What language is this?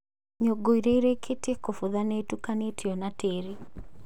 Kikuyu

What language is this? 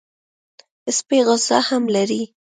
Pashto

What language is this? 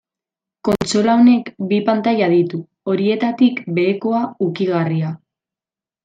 Basque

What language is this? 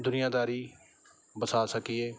Punjabi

